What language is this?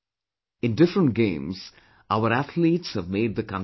English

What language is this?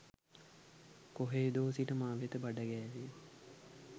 Sinhala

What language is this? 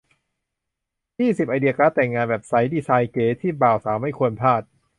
Thai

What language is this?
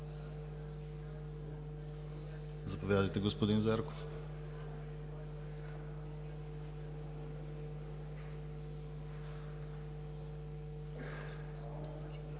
Bulgarian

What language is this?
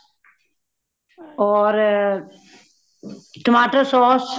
Punjabi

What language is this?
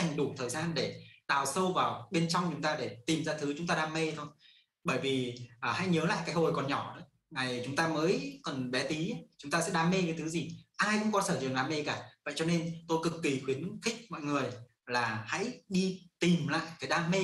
Vietnamese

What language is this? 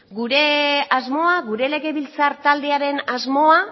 Basque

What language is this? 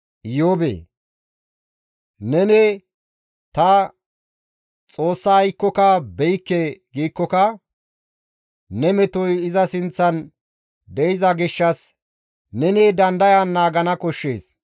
Gamo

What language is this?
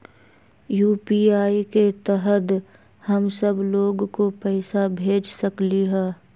Magahi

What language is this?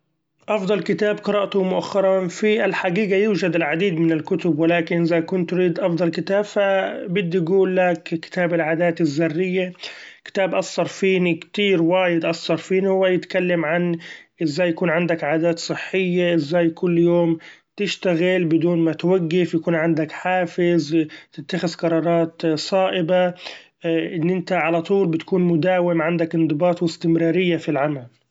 Gulf Arabic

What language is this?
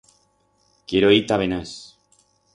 Aragonese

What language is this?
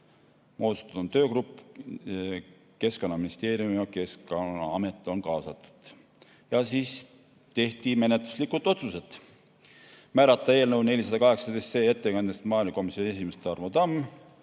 Estonian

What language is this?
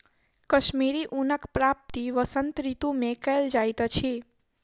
Maithili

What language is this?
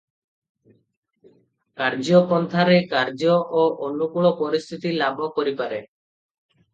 Odia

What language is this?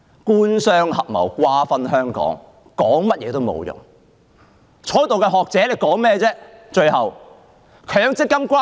Cantonese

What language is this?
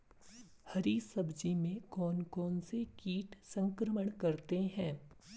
Hindi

